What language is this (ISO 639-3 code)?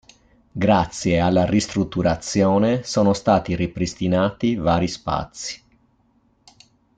ita